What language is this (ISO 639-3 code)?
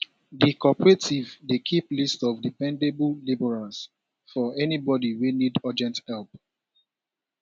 pcm